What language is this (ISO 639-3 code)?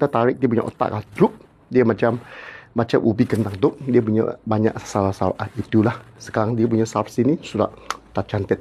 msa